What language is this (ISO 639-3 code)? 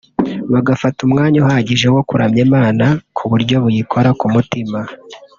kin